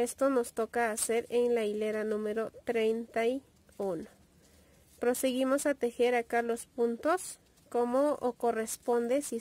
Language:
Spanish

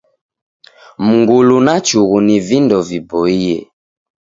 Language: Taita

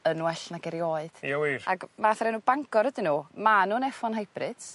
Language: Welsh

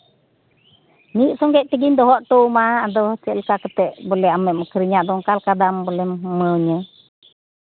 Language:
Santali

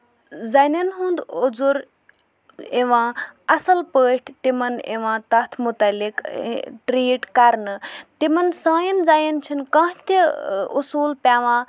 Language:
Kashmiri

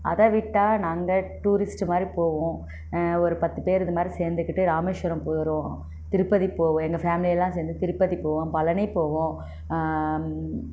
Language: Tamil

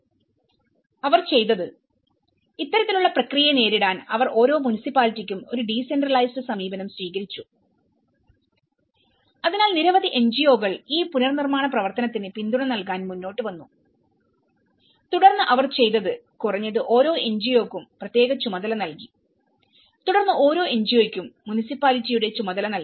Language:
Malayalam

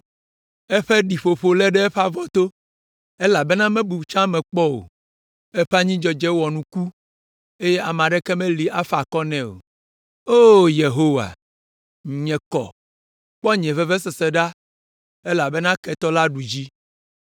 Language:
Ewe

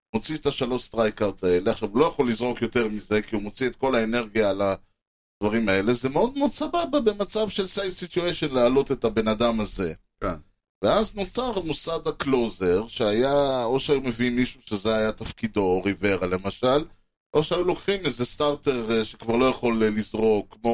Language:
Hebrew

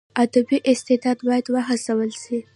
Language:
Pashto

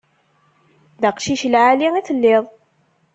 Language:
Kabyle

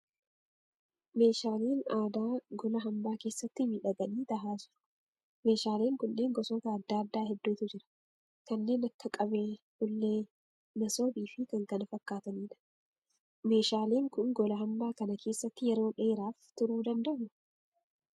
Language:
Oromo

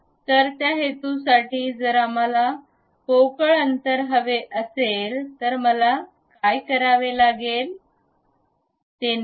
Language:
Marathi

